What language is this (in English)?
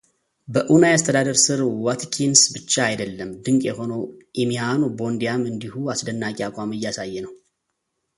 Amharic